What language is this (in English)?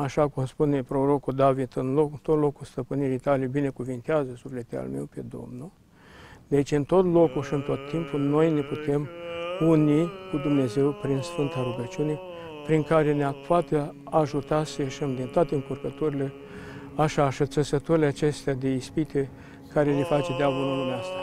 Romanian